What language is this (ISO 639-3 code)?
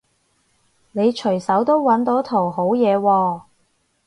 yue